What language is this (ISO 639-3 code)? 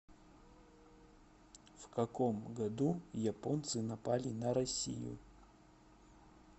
rus